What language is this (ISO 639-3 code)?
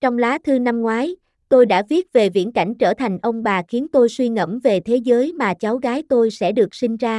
vie